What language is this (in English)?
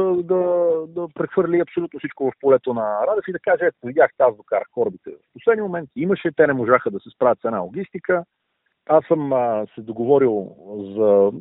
Bulgarian